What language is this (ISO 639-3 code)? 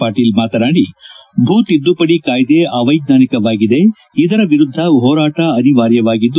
kan